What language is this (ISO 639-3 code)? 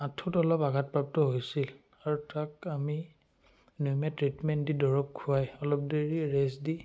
asm